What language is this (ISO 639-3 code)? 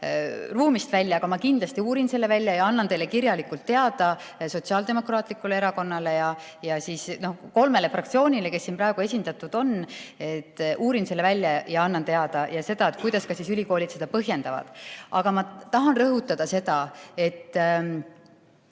est